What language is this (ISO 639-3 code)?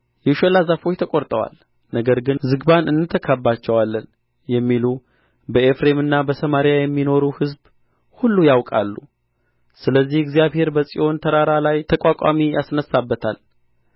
amh